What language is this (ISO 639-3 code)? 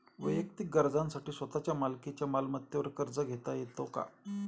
mar